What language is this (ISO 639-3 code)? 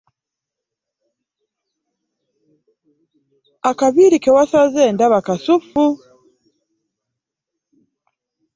lug